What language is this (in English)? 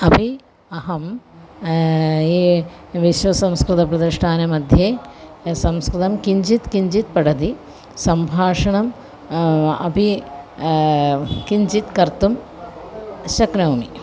Sanskrit